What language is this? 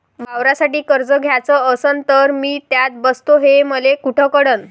Marathi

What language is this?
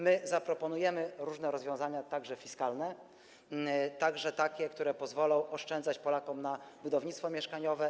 Polish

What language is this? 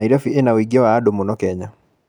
Kikuyu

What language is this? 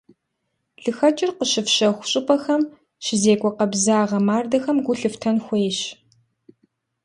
Kabardian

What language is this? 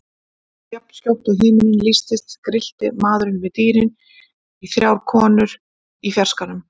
Icelandic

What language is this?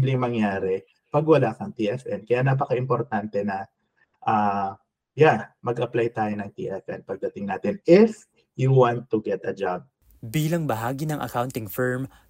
Filipino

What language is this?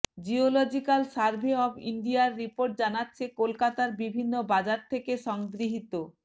Bangla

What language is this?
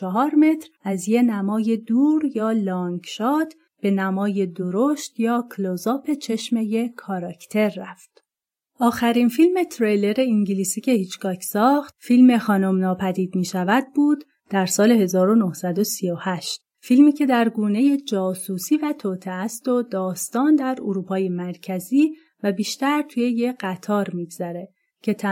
Persian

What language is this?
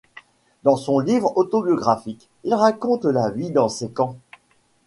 French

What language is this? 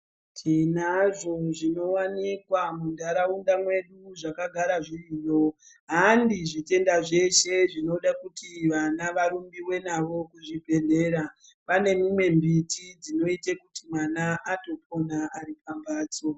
Ndau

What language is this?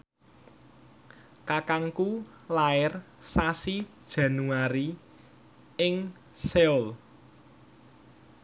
Javanese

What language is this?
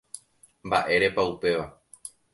Guarani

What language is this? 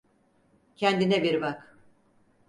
Turkish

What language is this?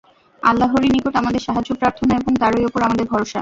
Bangla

